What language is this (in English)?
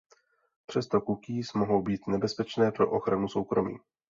Czech